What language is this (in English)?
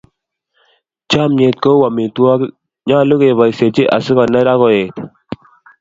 Kalenjin